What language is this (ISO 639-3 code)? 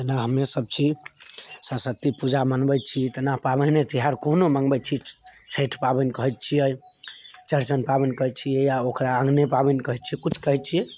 mai